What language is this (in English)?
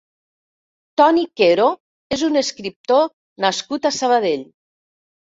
Catalan